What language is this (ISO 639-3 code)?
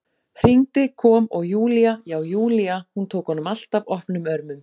isl